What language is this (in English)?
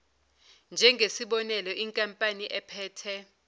Zulu